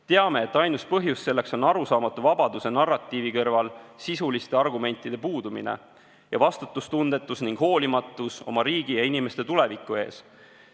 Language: Estonian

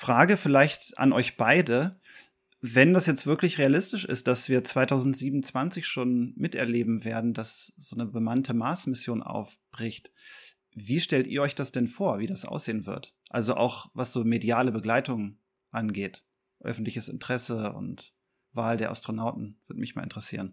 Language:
German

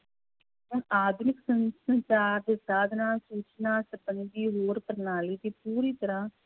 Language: Punjabi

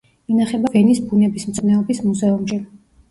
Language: Georgian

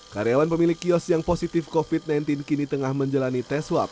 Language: Indonesian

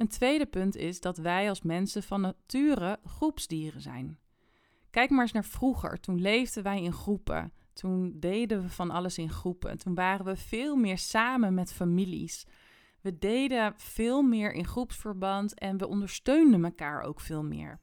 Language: Dutch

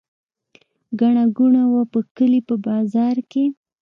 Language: Pashto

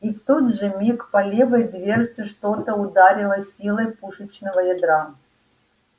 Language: Russian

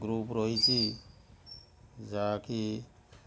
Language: Odia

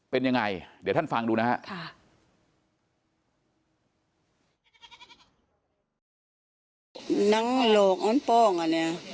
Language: Thai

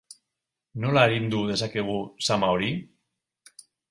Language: Basque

